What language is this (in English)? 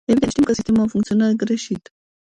Romanian